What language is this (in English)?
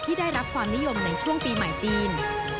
Thai